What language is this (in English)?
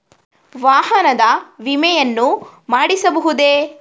Kannada